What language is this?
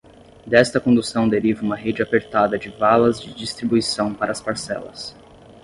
Portuguese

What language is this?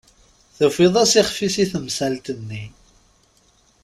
Kabyle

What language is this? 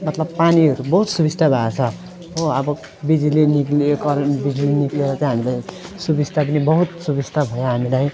Nepali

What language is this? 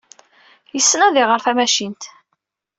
Kabyle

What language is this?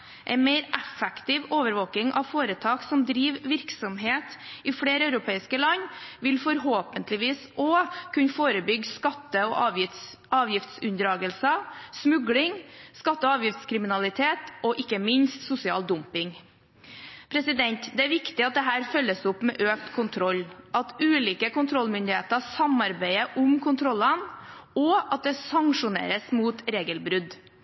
Norwegian Bokmål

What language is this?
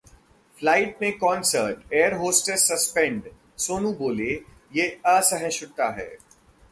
Hindi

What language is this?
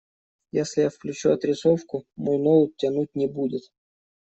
Russian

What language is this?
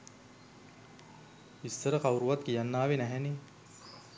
Sinhala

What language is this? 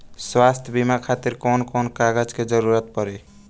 Bhojpuri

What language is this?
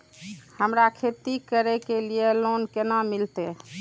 Maithili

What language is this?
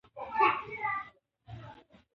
Pashto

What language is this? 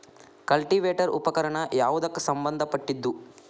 Kannada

